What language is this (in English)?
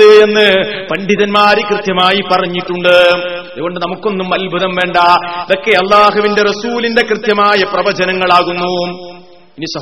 Malayalam